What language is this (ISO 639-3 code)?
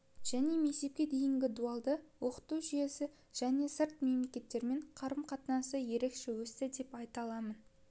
kaz